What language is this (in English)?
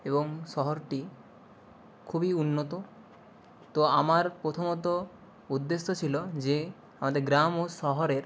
Bangla